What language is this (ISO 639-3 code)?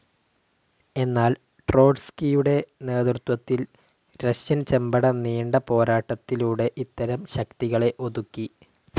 mal